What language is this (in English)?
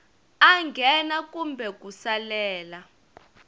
Tsonga